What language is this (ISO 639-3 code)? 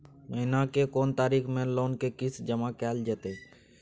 mai